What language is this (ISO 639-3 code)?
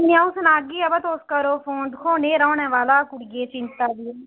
doi